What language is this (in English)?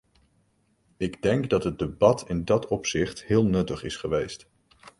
Dutch